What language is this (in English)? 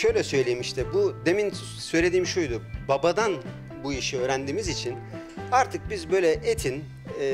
Turkish